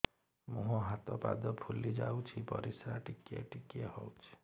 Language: Odia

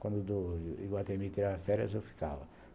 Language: Portuguese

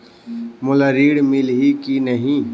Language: Chhattisgarhi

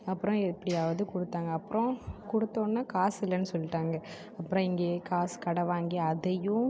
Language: Tamil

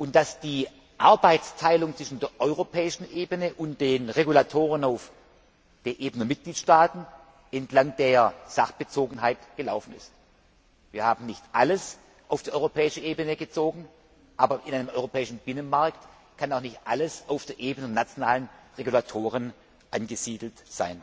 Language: German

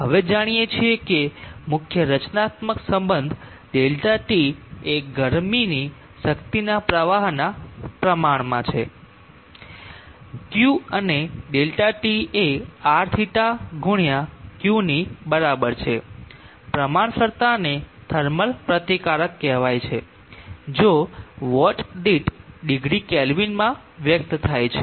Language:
Gujarati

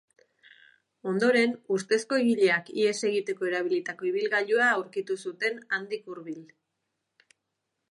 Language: Basque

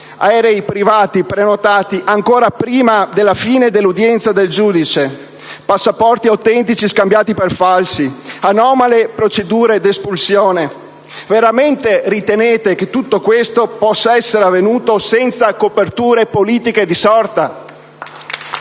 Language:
Italian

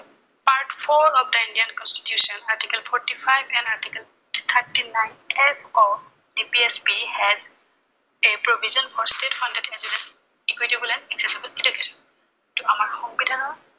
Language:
Assamese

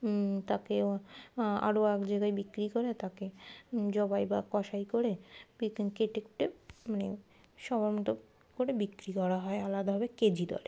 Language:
Bangla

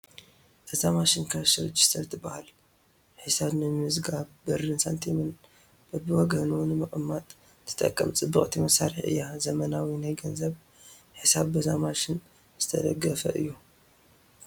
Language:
Tigrinya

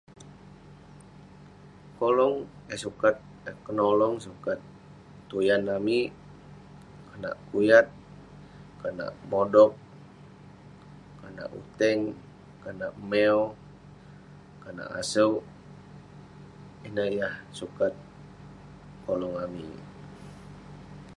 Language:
Western Penan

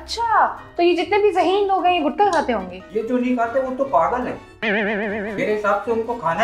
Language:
Hindi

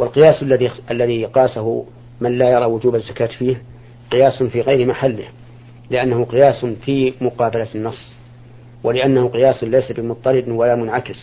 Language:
Arabic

